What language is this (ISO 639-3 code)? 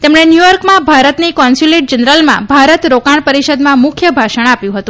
guj